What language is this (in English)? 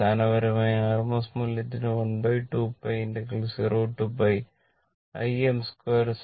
Malayalam